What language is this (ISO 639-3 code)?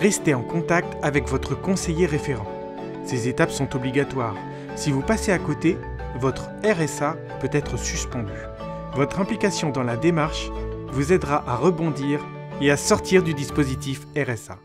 fra